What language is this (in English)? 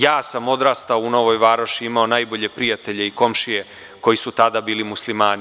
Serbian